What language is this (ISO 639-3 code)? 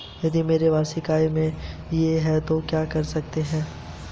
hin